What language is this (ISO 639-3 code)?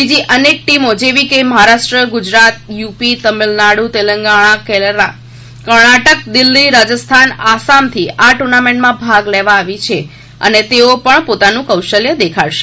guj